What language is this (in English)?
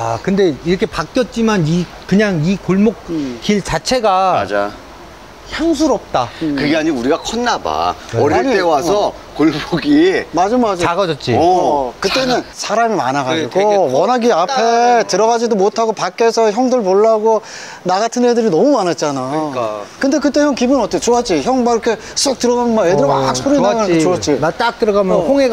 Korean